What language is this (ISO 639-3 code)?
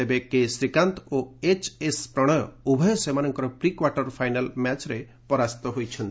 ori